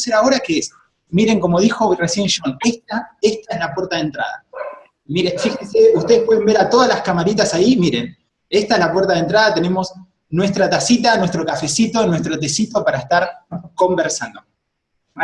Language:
Spanish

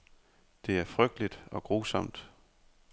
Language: Danish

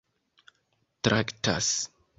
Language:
Esperanto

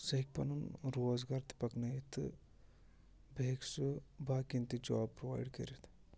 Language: Kashmiri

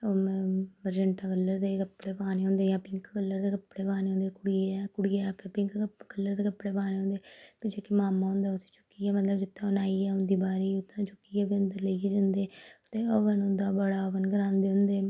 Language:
Dogri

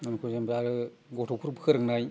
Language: Bodo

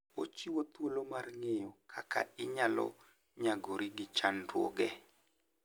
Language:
Luo (Kenya and Tanzania)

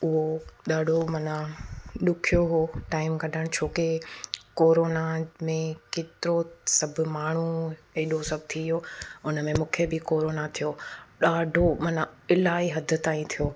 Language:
Sindhi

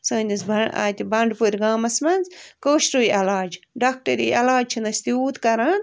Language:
Kashmiri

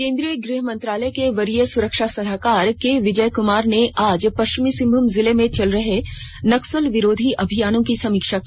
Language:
Hindi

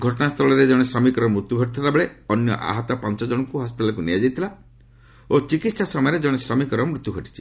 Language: Odia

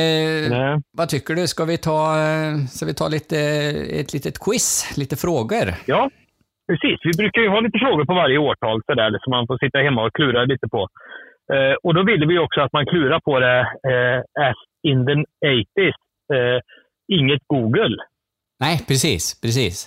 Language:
Swedish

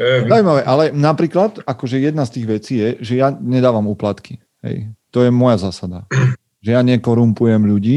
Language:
Slovak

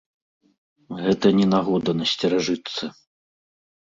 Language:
Belarusian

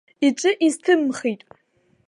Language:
Abkhazian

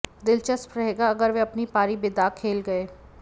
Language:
Hindi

